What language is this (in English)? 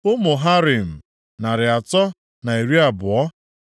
Igbo